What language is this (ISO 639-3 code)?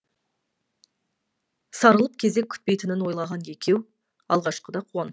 kaz